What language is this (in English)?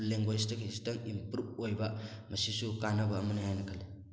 Manipuri